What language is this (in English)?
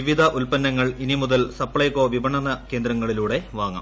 Malayalam